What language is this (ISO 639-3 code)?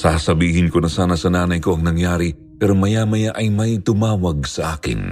fil